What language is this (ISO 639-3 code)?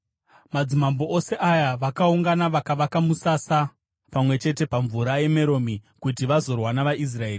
sna